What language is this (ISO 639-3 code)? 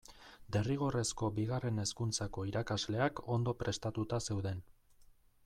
eus